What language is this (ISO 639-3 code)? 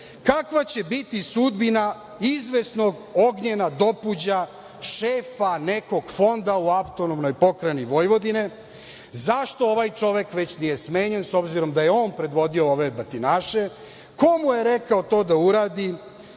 srp